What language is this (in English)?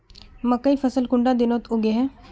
Magahi